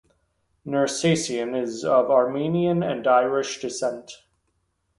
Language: English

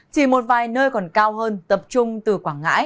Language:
Vietnamese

